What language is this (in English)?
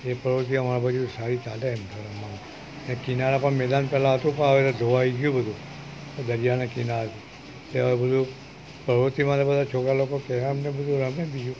Gujarati